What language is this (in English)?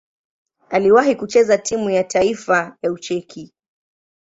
Swahili